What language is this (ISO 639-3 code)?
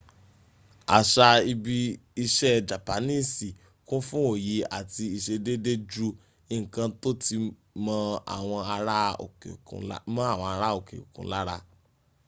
yor